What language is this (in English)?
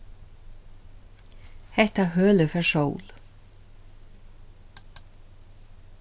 Faroese